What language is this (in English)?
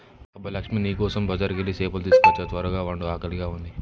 Telugu